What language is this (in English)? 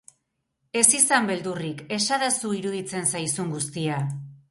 Basque